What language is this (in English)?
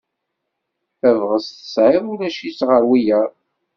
Kabyle